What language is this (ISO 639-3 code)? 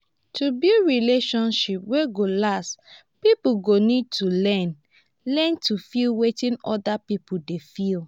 pcm